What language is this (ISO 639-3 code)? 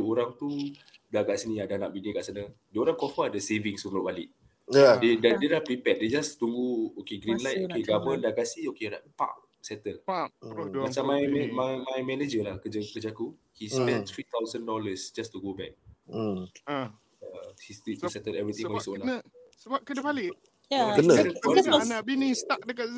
msa